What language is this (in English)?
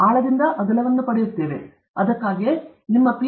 Kannada